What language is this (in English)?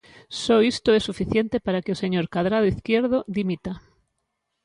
Galician